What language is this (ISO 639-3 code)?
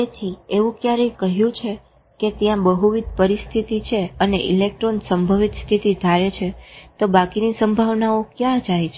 guj